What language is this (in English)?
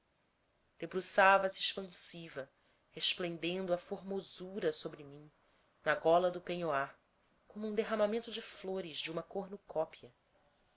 Portuguese